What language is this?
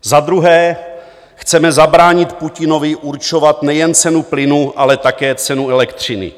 Czech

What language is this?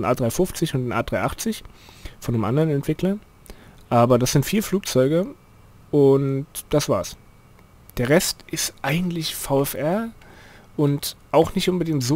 German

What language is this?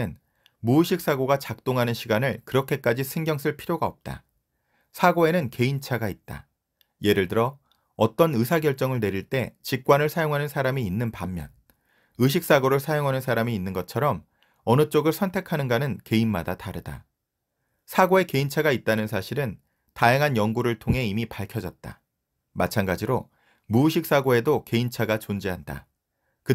Korean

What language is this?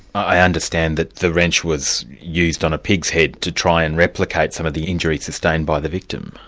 English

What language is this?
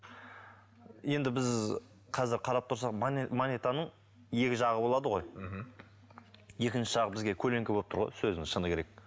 Kazakh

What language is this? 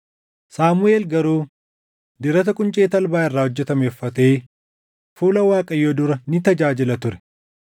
Oromo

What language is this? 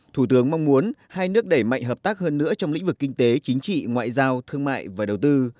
Vietnamese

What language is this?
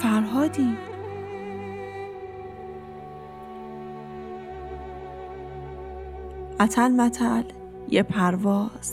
Persian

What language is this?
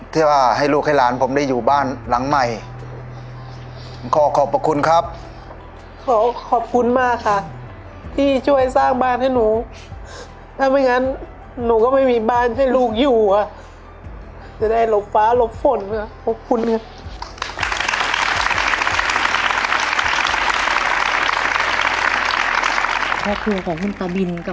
Thai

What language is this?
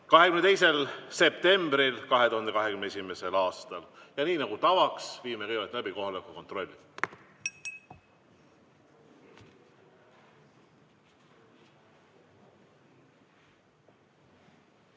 Estonian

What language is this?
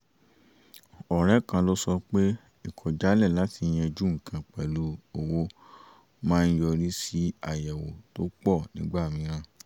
Yoruba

